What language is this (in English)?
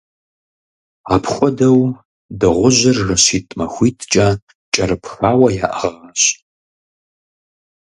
Kabardian